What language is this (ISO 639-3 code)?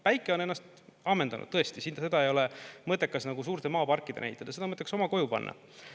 est